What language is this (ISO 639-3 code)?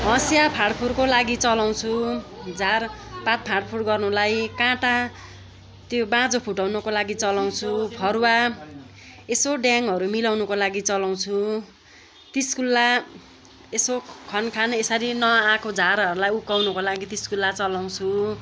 nep